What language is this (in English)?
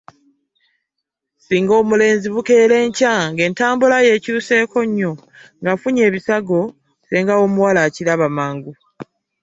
Ganda